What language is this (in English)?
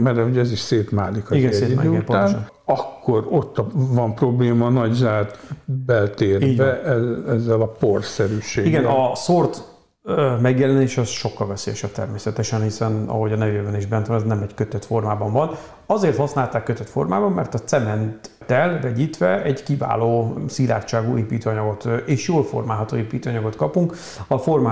Hungarian